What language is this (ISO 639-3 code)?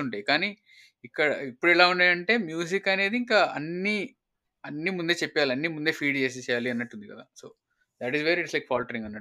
tel